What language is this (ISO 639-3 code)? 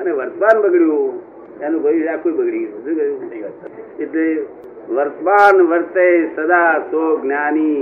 guj